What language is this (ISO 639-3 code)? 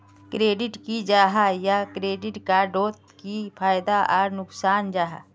mag